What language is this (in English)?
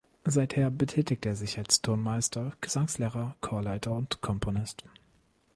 German